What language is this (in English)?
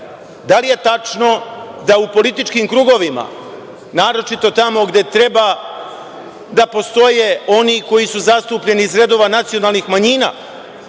Serbian